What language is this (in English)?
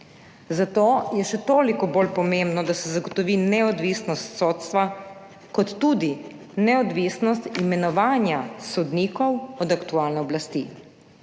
Slovenian